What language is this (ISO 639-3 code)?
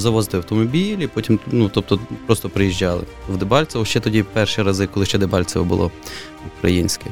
ukr